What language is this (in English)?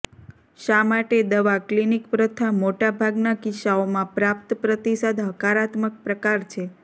Gujarati